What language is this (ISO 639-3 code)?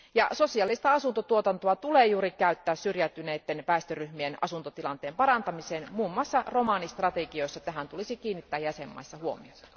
fin